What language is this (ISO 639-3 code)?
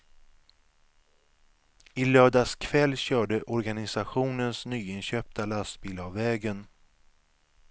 swe